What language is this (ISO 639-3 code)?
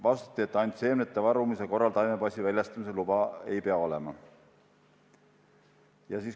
est